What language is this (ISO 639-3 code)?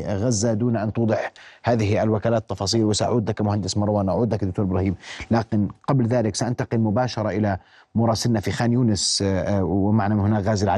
ara